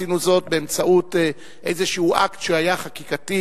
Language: Hebrew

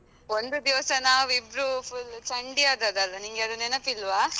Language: Kannada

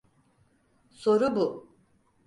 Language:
Turkish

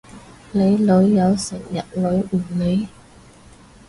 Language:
Cantonese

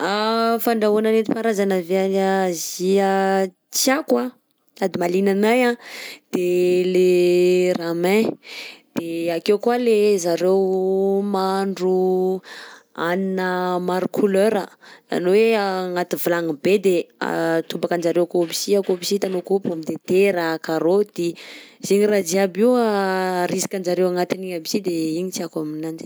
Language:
Southern Betsimisaraka Malagasy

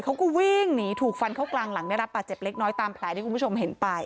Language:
Thai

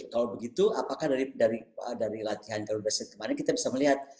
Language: Indonesian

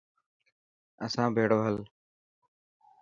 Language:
Dhatki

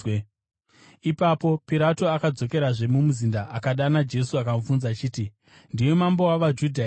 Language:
Shona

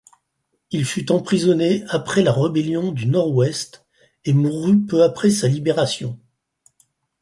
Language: French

